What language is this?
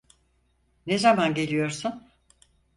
Turkish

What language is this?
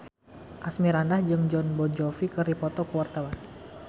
Sundanese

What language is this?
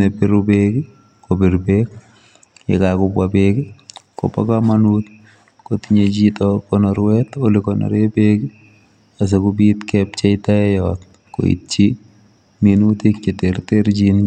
Kalenjin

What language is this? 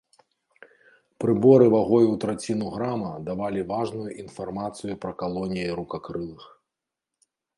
Belarusian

